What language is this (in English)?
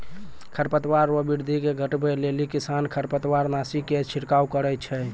Maithili